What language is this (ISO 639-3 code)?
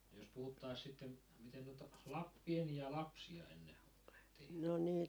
fin